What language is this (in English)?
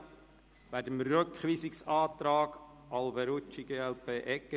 Swiss German